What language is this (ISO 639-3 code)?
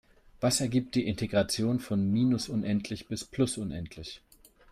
deu